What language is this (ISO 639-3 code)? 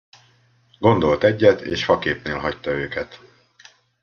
hun